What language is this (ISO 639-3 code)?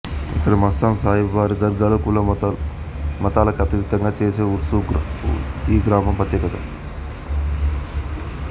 tel